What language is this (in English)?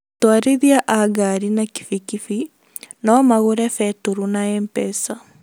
Kikuyu